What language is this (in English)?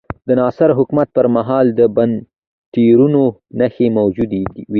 Pashto